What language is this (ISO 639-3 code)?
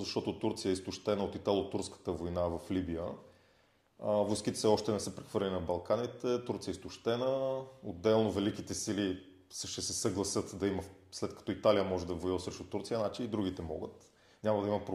bul